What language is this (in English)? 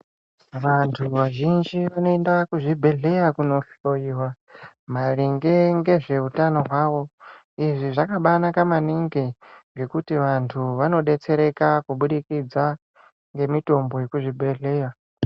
Ndau